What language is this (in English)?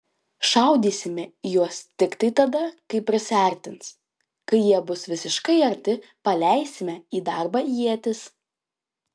Lithuanian